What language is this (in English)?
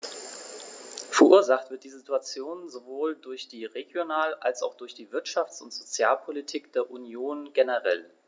German